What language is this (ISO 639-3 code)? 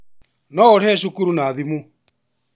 kik